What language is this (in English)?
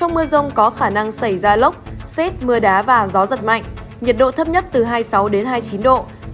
Vietnamese